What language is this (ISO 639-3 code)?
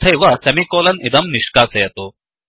san